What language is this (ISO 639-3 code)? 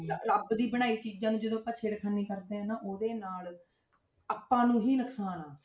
pan